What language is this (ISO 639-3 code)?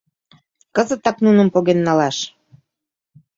chm